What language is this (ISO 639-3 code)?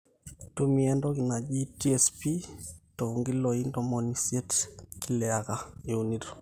mas